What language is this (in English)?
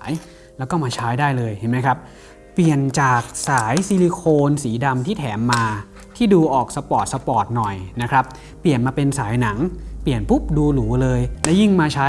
Thai